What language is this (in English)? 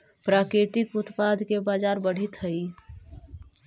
Magahi